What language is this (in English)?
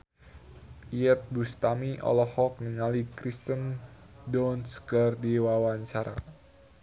Sundanese